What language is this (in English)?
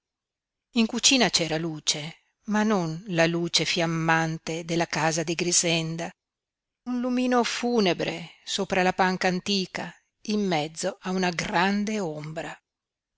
Italian